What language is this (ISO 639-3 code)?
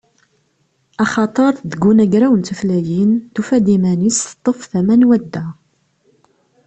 kab